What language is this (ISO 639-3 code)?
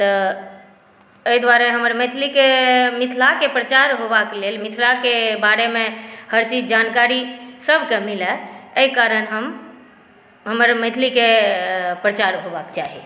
mai